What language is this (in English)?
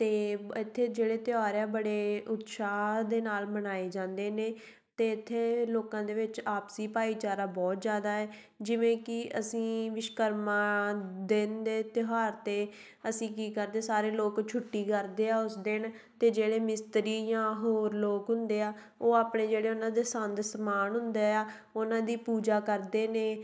Punjabi